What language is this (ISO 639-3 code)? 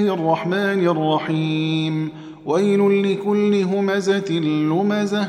ara